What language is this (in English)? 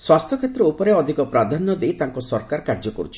Odia